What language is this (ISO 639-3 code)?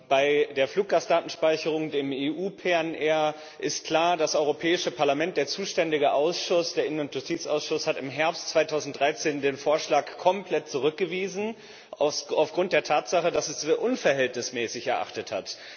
deu